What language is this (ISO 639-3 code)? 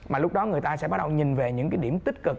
vie